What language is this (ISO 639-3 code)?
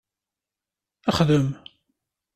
kab